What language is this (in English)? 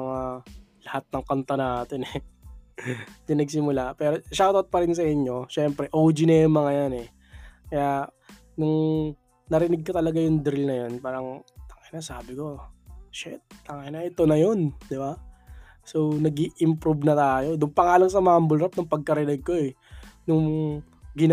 Filipino